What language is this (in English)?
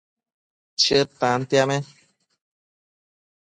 Matsés